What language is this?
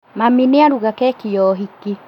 Kikuyu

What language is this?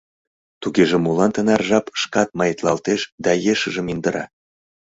Mari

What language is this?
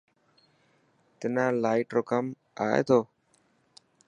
Dhatki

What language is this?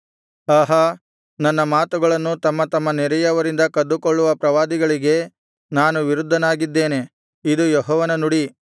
Kannada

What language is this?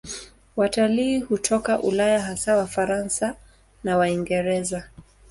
Swahili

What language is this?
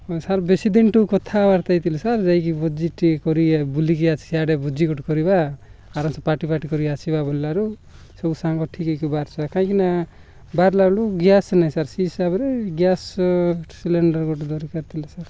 Odia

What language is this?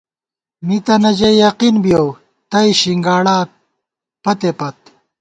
Gawar-Bati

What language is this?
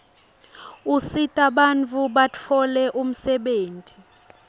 Swati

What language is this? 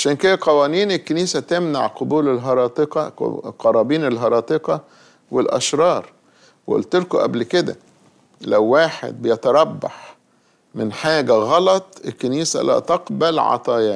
Arabic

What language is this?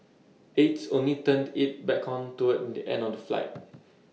English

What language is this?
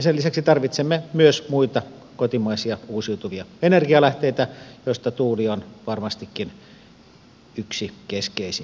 Finnish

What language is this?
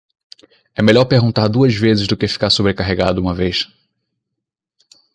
Portuguese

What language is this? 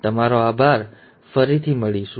Gujarati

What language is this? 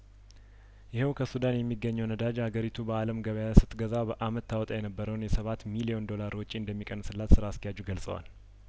Amharic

